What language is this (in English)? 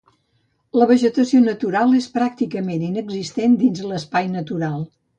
Catalan